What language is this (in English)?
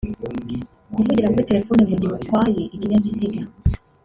Kinyarwanda